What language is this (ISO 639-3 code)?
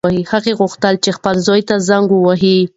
pus